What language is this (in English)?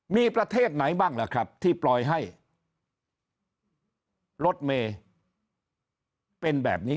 Thai